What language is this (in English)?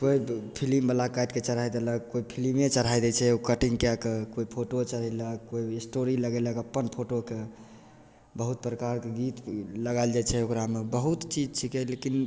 Maithili